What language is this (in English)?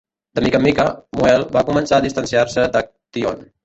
Catalan